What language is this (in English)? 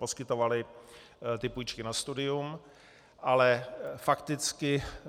Czech